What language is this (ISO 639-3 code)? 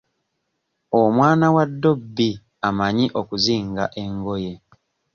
lug